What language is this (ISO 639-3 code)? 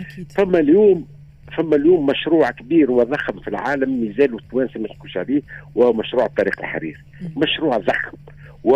ara